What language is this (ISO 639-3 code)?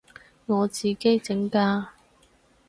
yue